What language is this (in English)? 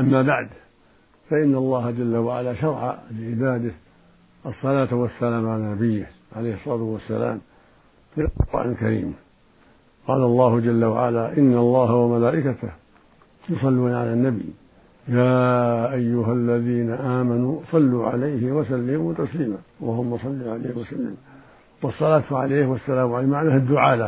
Arabic